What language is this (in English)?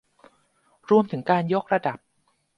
Thai